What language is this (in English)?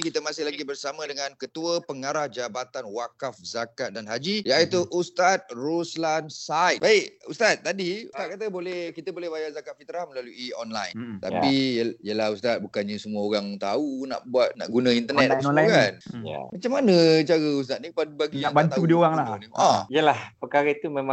Malay